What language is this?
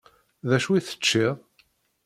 Kabyle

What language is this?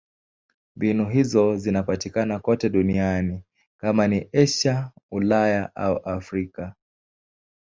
Swahili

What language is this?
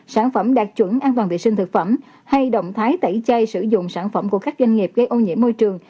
Vietnamese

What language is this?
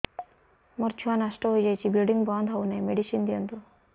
Odia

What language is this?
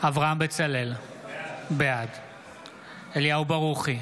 Hebrew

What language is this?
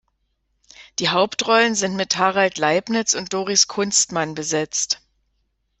German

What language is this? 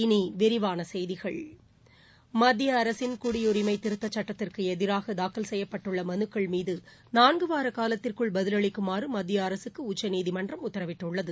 Tamil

